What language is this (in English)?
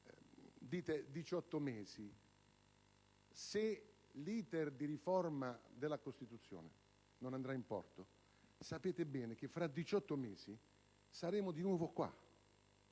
Italian